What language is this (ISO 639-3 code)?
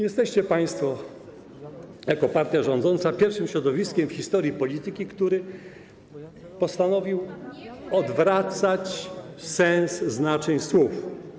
pol